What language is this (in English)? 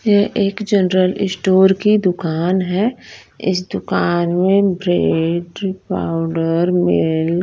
Hindi